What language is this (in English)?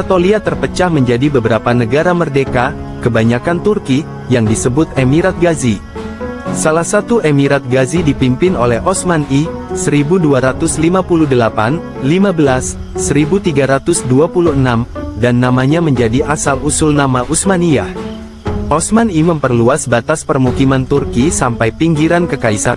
Indonesian